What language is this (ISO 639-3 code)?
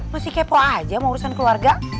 ind